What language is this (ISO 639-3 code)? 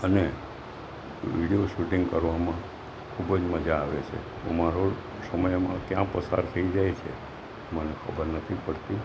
guj